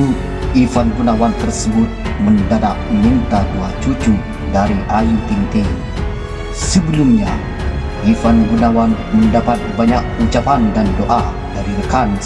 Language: Indonesian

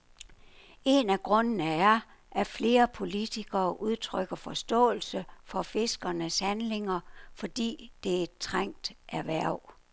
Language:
Danish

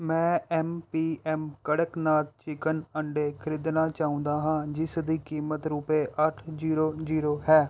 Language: Punjabi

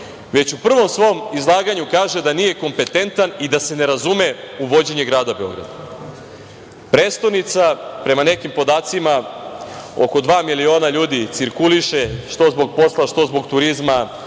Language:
Serbian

